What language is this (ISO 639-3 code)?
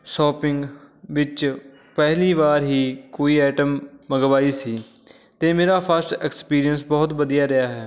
pan